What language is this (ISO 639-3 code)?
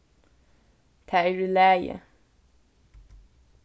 fao